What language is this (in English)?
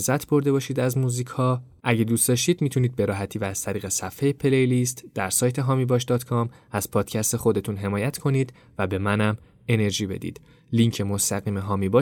Persian